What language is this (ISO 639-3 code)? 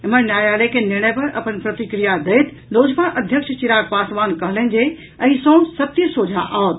mai